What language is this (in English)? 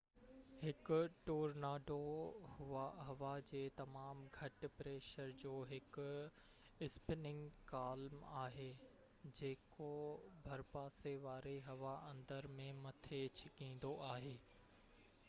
Sindhi